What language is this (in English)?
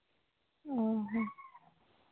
Santali